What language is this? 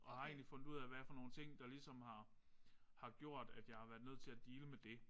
Danish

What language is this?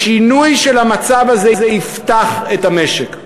Hebrew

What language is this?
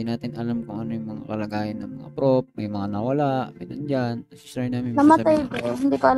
Filipino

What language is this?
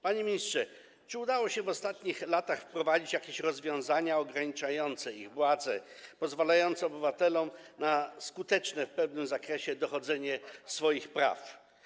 Polish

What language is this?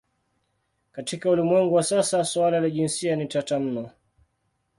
Swahili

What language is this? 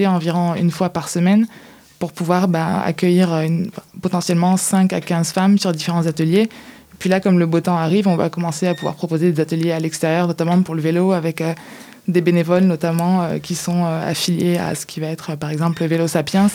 French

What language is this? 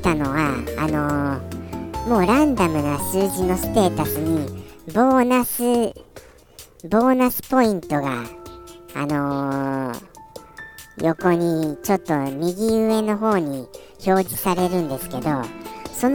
Japanese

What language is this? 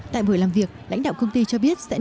Vietnamese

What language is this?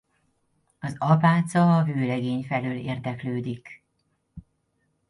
Hungarian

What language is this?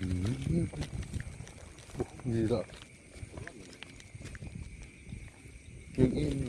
Indonesian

